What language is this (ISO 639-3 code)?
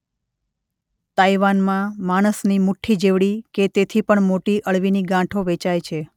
guj